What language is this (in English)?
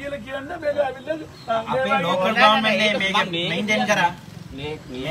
Hindi